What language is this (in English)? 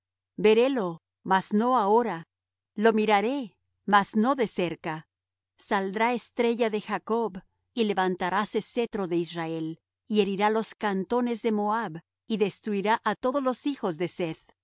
Spanish